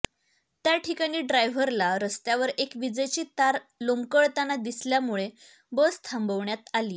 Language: Marathi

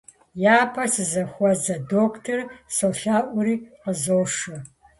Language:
Kabardian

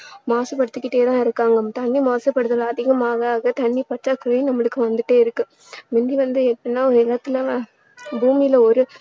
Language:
Tamil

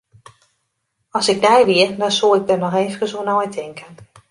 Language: Western Frisian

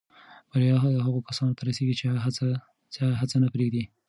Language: Pashto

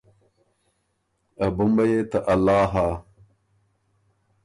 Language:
Ormuri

